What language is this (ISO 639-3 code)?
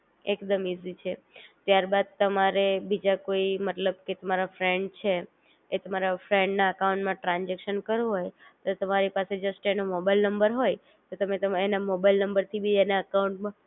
guj